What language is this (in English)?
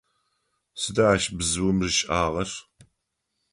Adyghe